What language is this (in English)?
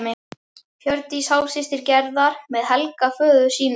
Icelandic